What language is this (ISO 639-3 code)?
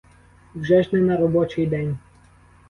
ukr